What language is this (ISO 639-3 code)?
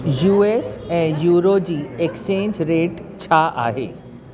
snd